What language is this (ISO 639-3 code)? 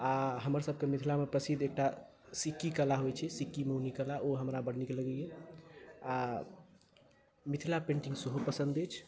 mai